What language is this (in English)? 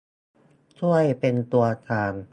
Thai